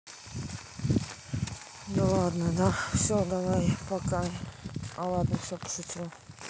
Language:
Russian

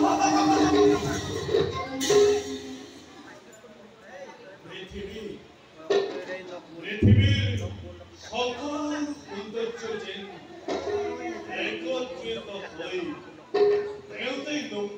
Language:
Arabic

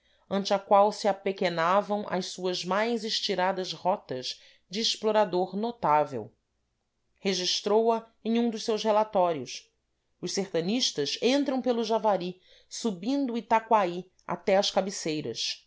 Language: Portuguese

